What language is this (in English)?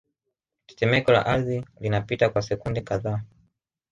Swahili